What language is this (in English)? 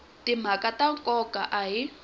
Tsonga